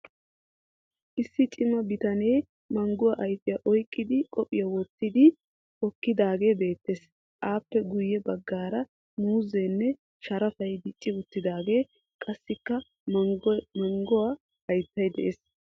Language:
Wolaytta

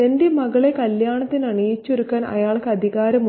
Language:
Malayalam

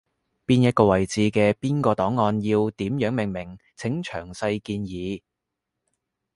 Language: Cantonese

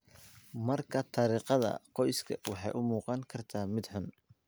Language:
Somali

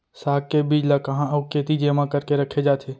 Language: Chhattisgarhi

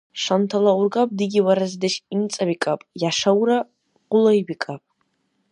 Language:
Dargwa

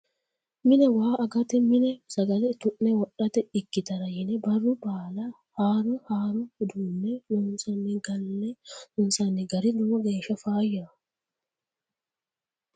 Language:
Sidamo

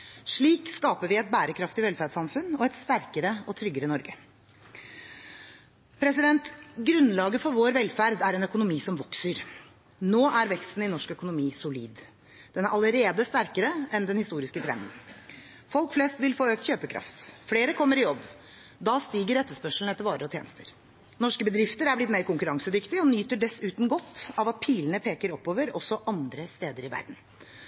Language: Norwegian Bokmål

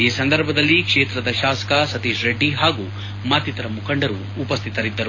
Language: Kannada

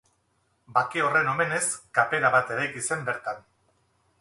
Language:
Basque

